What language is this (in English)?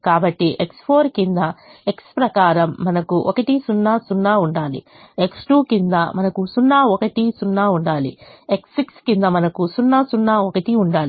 Telugu